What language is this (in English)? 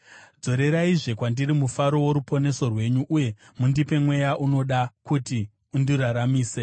Shona